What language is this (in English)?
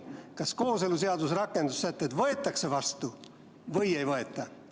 Estonian